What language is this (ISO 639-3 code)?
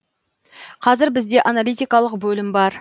kaz